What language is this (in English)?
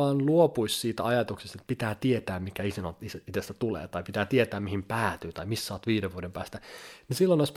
Finnish